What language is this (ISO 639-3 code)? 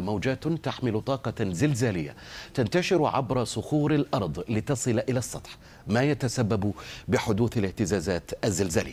ara